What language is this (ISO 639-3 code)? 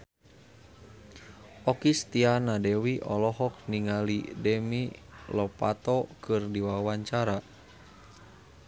sun